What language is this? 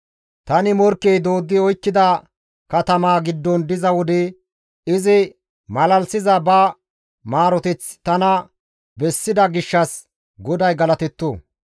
Gamo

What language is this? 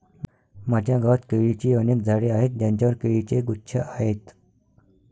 Marathi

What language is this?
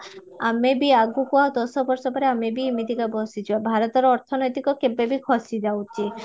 Odia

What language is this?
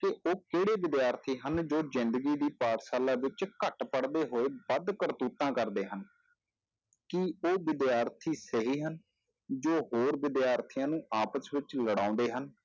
Punjabi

